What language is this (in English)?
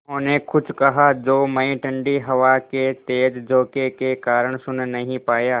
Hindi